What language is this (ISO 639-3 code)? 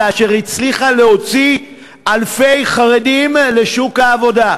heb